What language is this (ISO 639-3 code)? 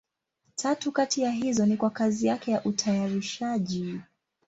swa